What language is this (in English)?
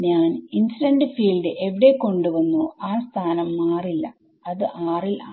Malayalam